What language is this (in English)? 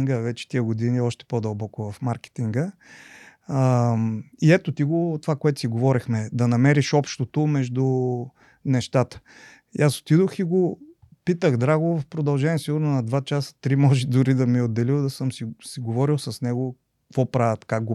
Bulgarian